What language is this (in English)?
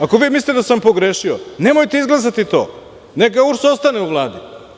Serbian